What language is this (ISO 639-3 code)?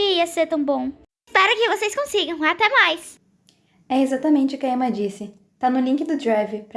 por